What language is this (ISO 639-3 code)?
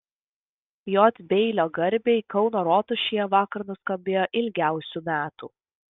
lit